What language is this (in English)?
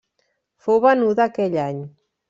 Catalan